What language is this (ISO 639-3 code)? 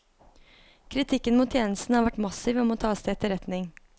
nor